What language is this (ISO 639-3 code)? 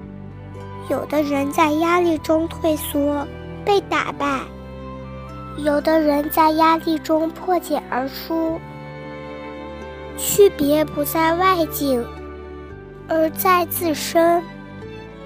zho